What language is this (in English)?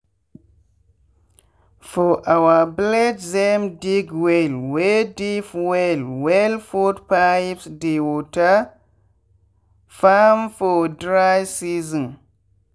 Nigerian Pidgin